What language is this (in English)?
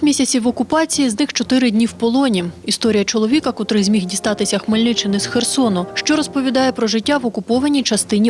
Ukrainian